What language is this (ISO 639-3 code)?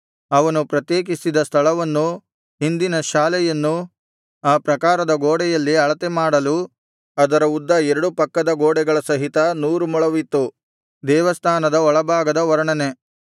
kan